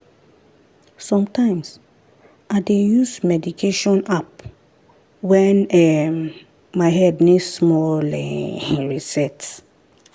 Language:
Nigerian Pidgin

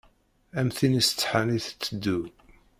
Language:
Kabyle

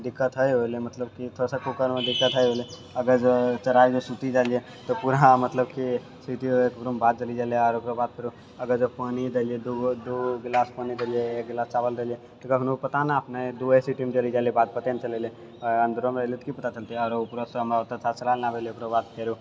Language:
Maithili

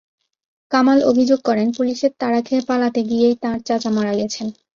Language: Bangla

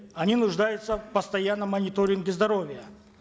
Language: Kazakh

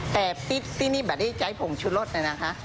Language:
Thai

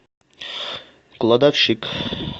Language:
Russian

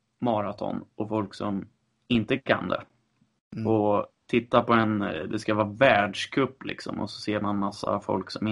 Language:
Swedish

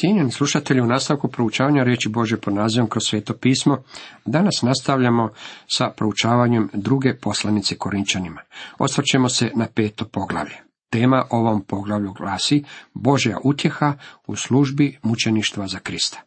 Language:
Croatian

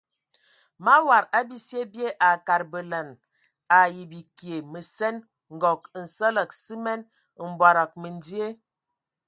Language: Ewondo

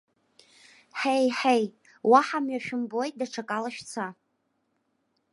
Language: Abkhazian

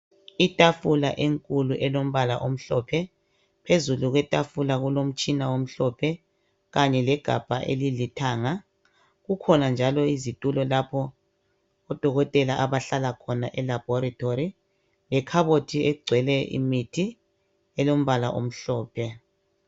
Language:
North Ndebele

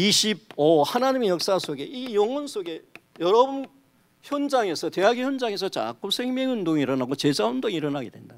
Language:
Korean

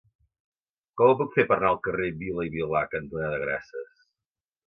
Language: Catalan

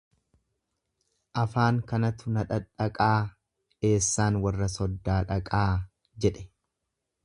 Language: Oromo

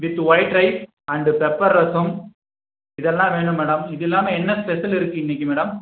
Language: Tamil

